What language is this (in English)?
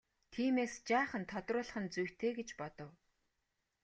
Mongolian